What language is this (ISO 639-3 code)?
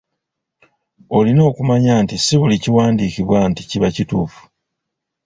lug